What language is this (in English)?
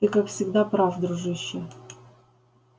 Russian